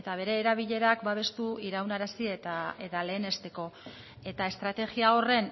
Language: Basque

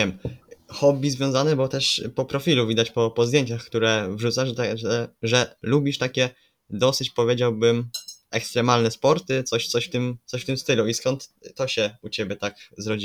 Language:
Polish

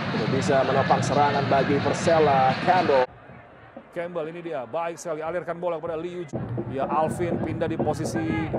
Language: Indonesian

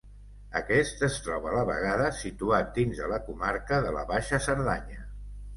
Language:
Catalan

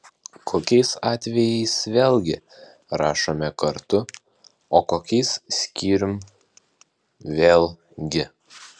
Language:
Lithuanian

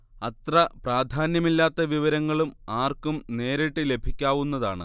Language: Malayalam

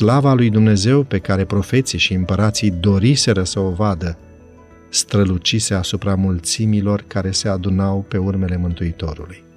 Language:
Romanian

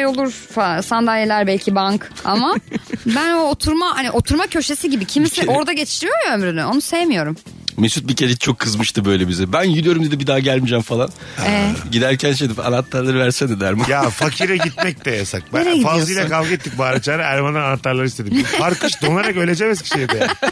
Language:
Turkish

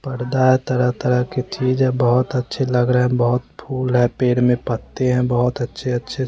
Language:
Hindi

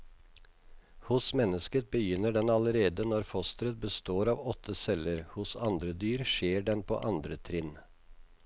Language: Norwegian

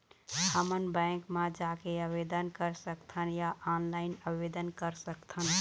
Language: Chhattisgarhi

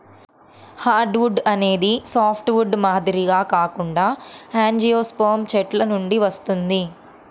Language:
Telugu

